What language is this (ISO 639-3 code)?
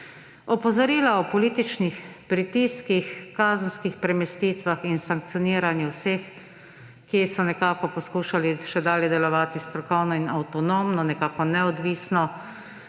slv